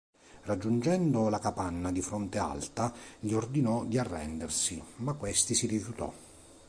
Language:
Italian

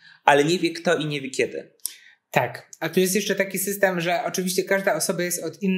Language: Polish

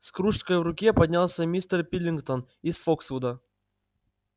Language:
Russian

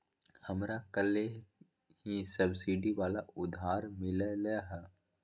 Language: Magahi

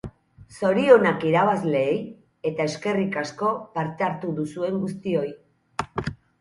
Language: Basque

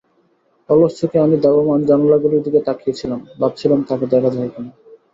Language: Bangla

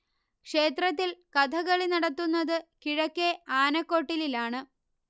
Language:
Malayalam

